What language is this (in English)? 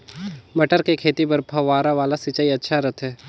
Chhattisgarhi